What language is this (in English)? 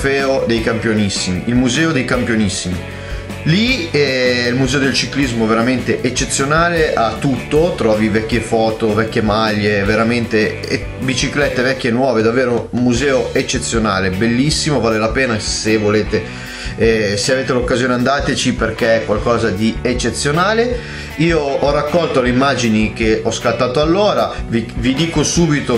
Italian